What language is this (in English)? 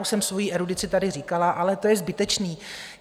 Czech